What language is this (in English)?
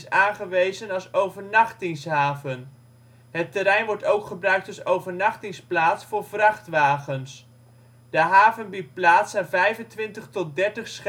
Dutch